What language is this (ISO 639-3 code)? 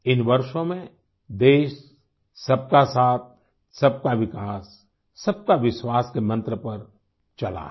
hin